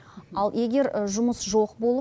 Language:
Kazakh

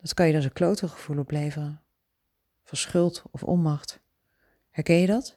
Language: Dutch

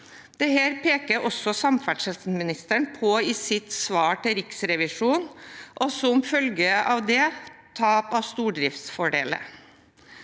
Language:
Norwegian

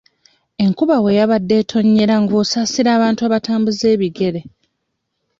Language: Ganda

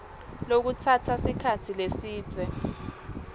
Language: Swati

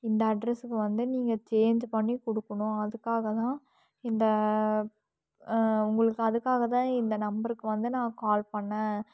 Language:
Tamil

